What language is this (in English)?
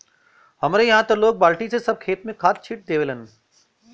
Bhojpuri